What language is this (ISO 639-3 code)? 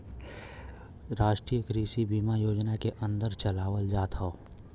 bho